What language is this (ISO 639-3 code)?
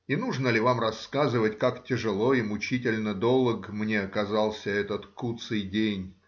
rus